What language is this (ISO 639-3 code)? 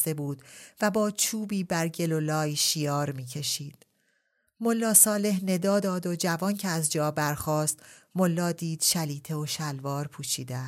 fas